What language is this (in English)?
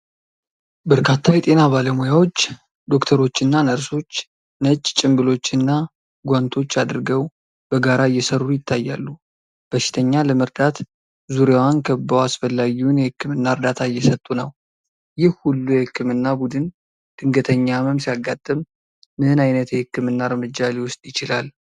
Amharic